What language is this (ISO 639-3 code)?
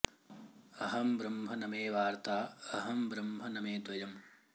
san